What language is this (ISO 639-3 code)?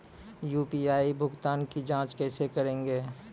mai